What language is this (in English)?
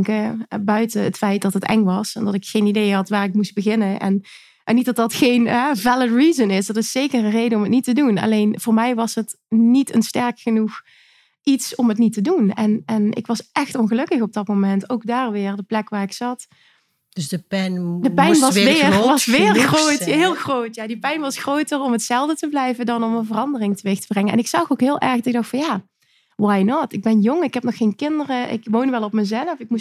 Dutch